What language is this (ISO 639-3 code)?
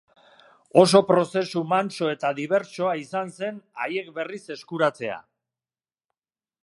eus